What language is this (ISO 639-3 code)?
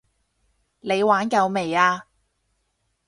yue